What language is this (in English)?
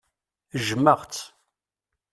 Kabyle